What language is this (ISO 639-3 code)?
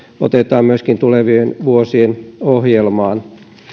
fin